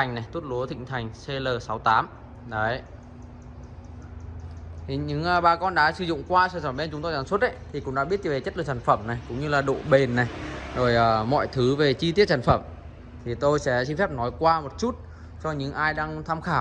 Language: Vietnamese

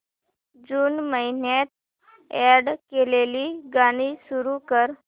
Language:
Marathi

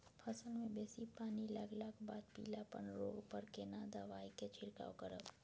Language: Maithili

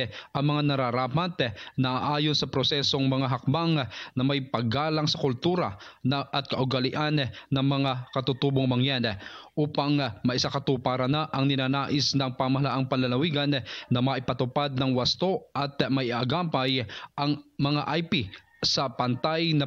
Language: Filipino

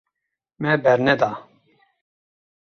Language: Kurdish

